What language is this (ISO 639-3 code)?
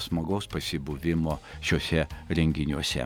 lit